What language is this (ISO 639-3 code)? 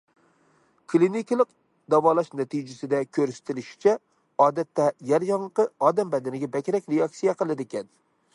uig